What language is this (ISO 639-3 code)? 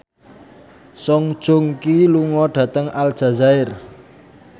jav